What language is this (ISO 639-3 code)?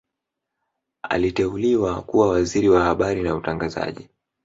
swa